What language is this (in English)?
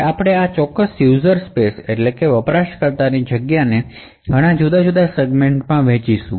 Gujarati